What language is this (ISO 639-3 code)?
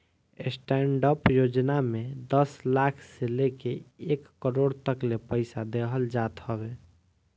bho